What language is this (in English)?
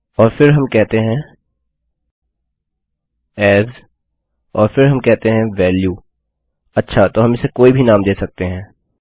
Hindi